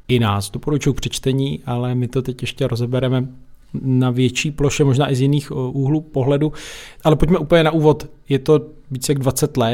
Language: Czech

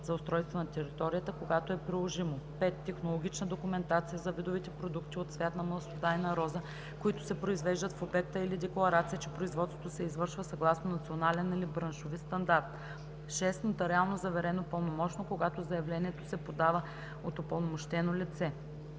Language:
Bulgarian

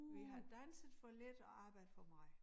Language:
Danish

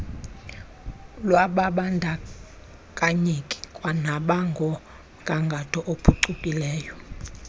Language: Xhosa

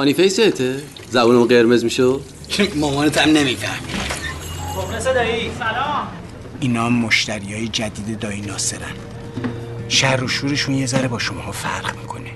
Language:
Persian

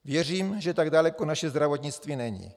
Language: Czech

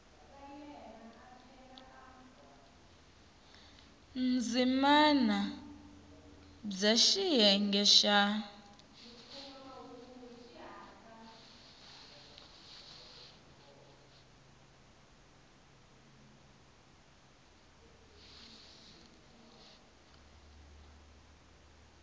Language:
Tsonga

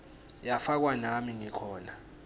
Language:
Swati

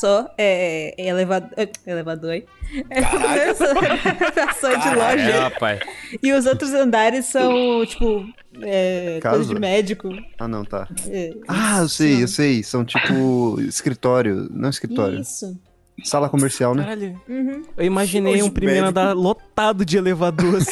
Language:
Portuguese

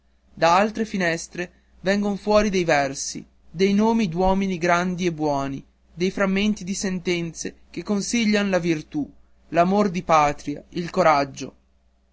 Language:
Italian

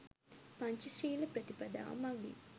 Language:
Sinhala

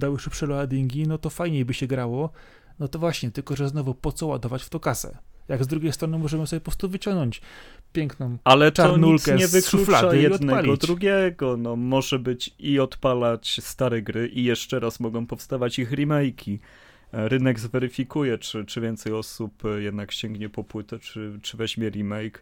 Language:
Polish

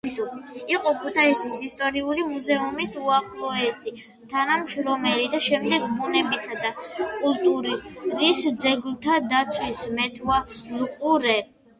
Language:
Georgian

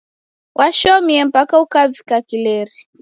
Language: Taita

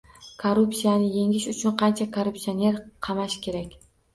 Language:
Uzbek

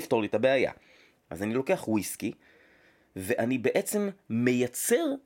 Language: Hebrew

